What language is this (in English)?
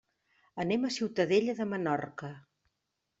Catalan